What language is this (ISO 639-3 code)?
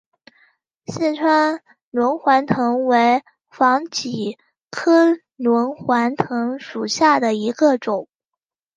zho